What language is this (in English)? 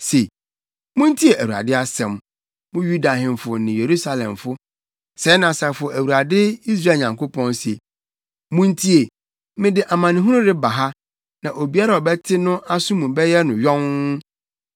Akan